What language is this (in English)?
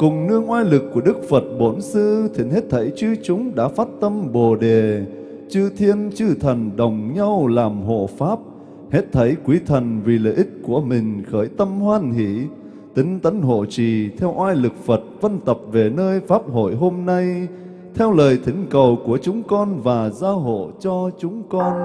Vietnamese